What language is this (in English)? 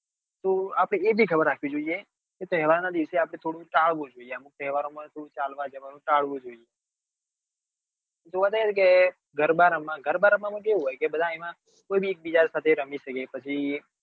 Gujarati